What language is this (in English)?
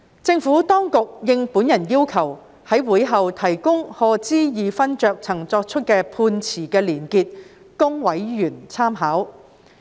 Cantonese